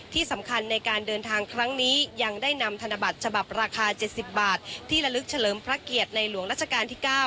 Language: Thai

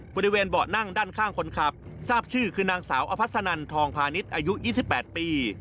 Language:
Thai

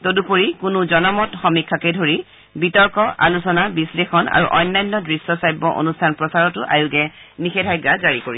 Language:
Assamese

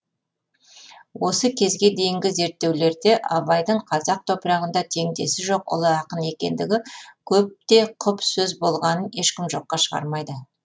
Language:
Kazakh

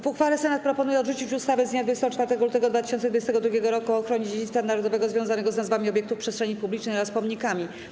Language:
Polish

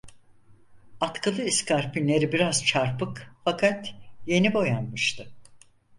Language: Turkish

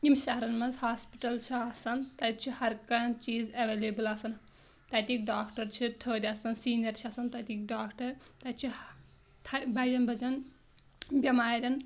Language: Kashmiri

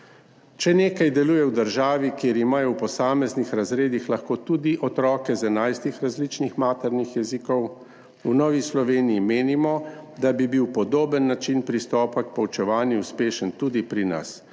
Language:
Slovenian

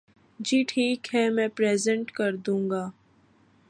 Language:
Urdu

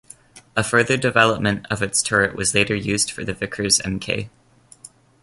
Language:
English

